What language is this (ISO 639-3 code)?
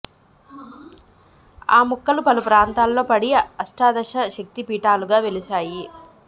tel